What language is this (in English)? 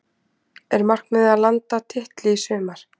Icelandic